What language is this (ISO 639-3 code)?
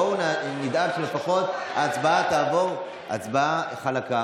heb